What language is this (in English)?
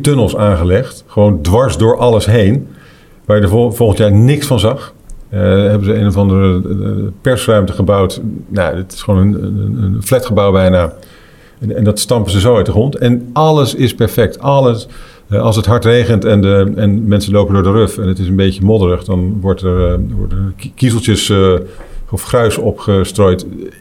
Dutch